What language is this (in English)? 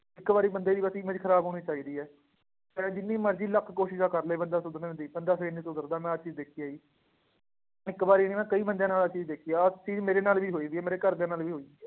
Punjabi